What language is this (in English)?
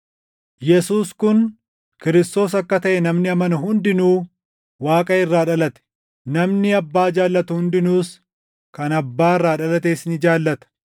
Oromo